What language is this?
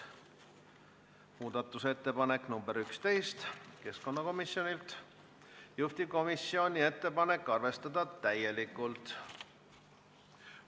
Estonian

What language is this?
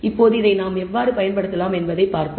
Tamil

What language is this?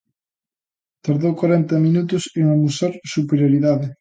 Galician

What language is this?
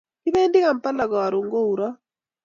Kalenjin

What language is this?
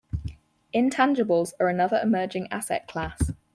English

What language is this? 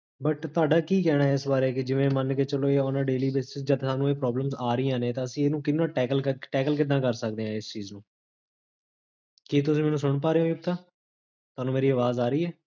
Punjabi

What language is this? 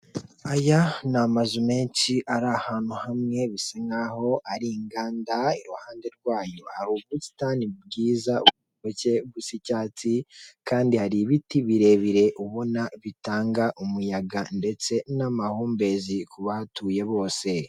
Kinyarwanda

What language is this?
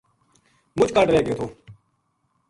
Gujari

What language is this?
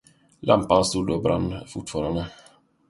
Swedish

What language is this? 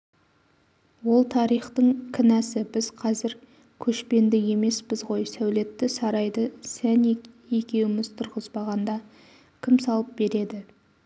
Kazakh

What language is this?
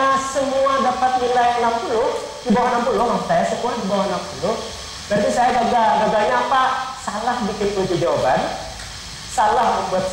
Indonesian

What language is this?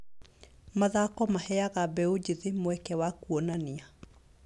Kikuyu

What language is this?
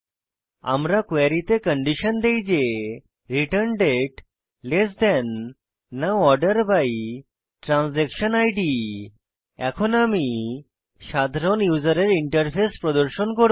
Bangla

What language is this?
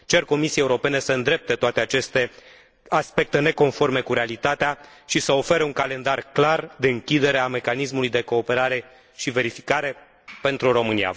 Romanian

